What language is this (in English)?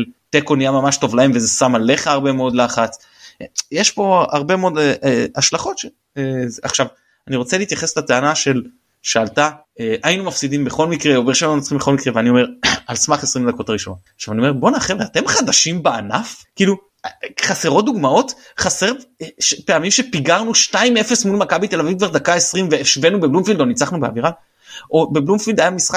Hebrew